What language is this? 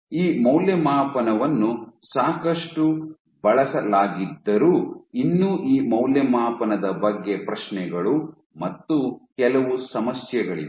Kannada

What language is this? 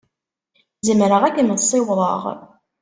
Kabyle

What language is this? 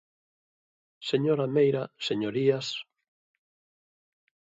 Galician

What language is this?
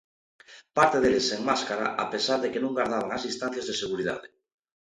Galician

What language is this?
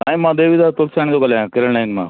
Sindhi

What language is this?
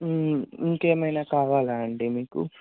Telugu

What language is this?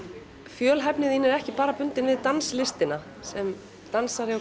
Icelandic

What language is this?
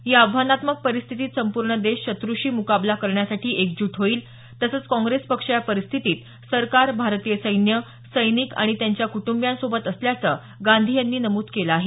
Marathi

